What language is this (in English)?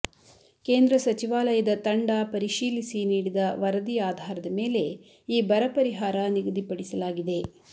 Kannada